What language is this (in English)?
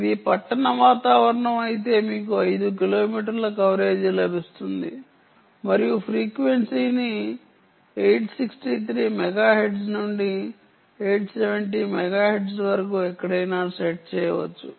Telugu